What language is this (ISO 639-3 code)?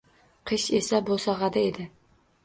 uzb